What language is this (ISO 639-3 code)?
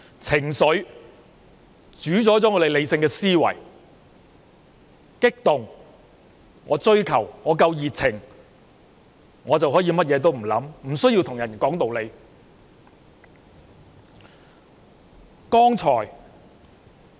yue